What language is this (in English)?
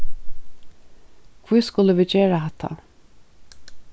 Faroese